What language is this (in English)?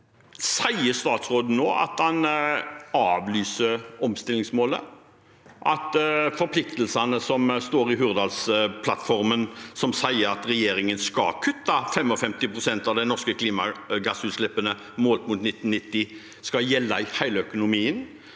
Norwegian